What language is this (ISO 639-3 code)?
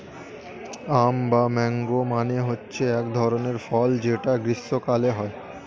ben